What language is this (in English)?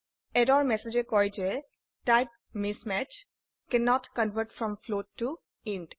Assamese